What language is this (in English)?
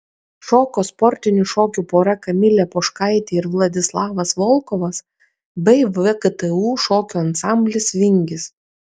Lithuanian